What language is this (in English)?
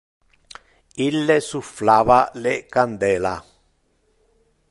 Interlingua